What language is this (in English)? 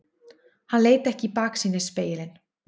Icelandic